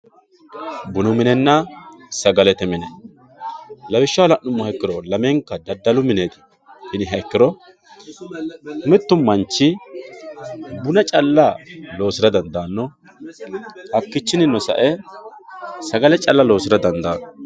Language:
Sidamo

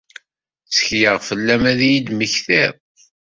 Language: Kabyle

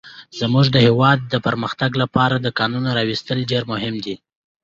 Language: Pashto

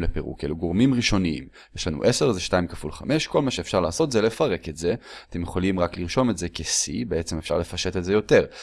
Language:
Hebrew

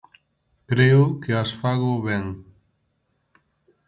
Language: Galician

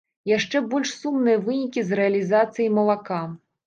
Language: Belarusian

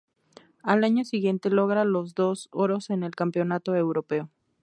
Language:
Spanish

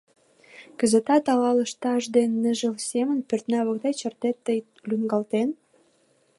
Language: Mari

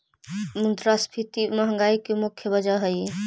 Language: Magahi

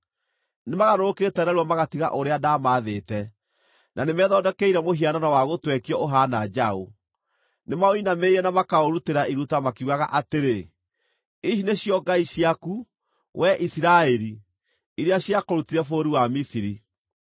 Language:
Kikuyu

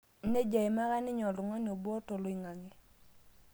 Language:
Masai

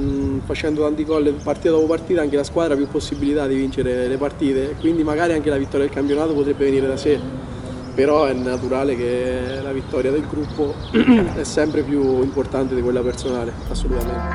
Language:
Italian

